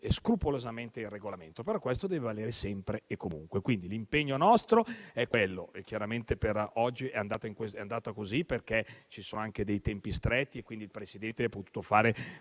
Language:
Italian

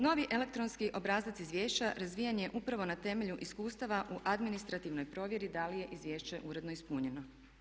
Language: Croatian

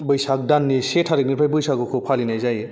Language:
Bodo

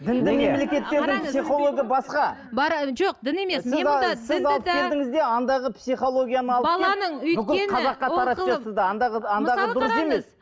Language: Kazakh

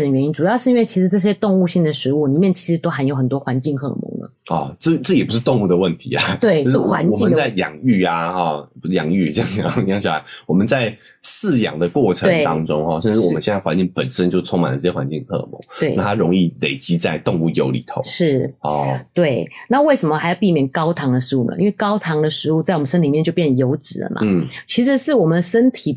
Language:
Chinese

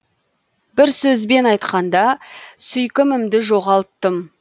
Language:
Kazakh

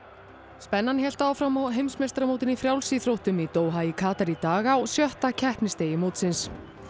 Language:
Icelandic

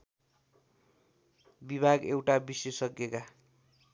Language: Nepali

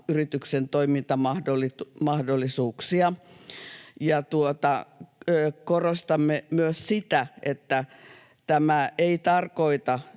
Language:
Finnish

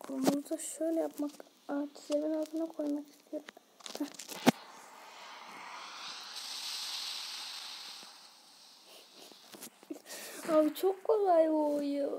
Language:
Turkish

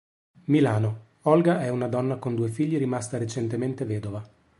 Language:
Italian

